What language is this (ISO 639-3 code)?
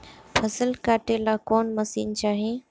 bho